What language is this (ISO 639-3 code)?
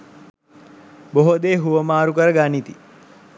sin